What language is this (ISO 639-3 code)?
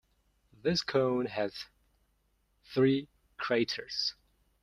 eng